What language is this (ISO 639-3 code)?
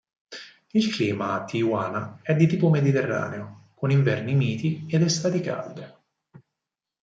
ita